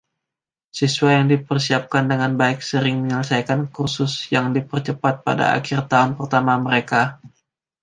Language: Indonesian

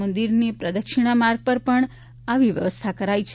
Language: Gujarati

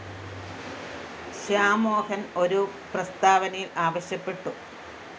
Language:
Malayalam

